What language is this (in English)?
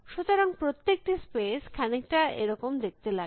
Bangla